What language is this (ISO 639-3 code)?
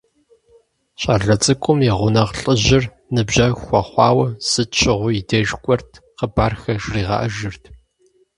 kbd